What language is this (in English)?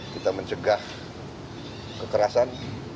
Indonesian